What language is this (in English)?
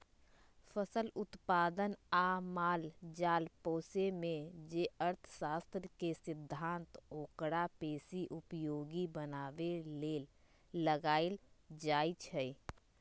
Magahi